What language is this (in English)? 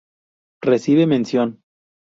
Spanish